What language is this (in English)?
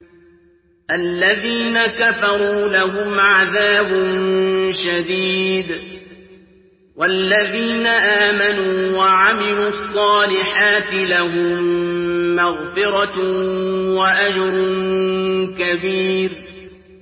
Arabic